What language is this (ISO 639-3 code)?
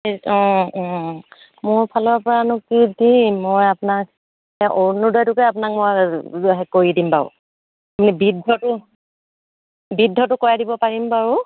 asm